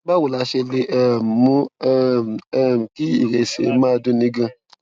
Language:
Yoruba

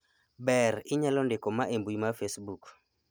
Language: Luo (Kenya and Tanzania)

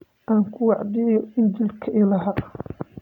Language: Somali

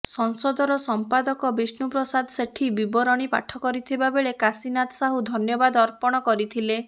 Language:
Odia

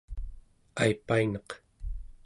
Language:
Central Yupik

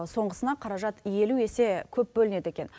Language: Kazakh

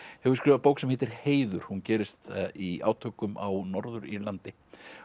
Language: Icelandic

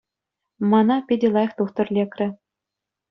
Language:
Chuvash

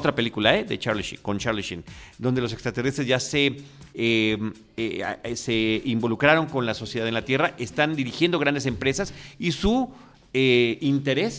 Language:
Spanish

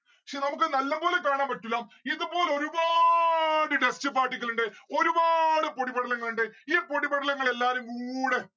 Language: Malayalam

